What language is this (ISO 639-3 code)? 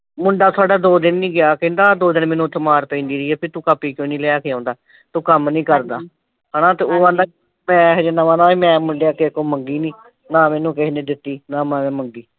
pan